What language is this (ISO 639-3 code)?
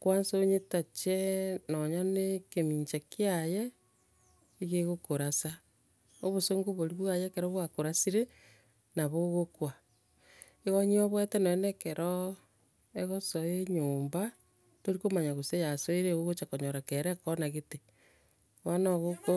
guz